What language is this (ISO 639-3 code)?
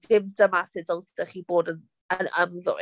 cym